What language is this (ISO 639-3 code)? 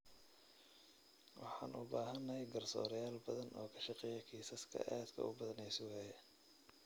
som